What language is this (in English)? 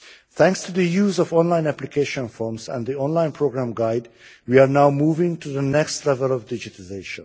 English